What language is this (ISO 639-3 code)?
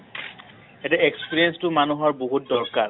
asm